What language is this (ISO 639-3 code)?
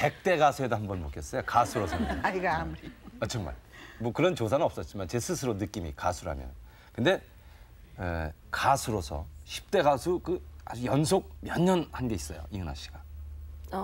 kor